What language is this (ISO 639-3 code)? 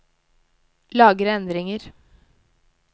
nor